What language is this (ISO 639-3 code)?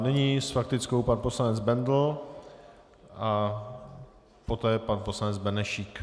ces